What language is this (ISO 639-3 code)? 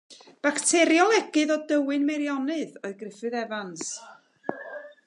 cym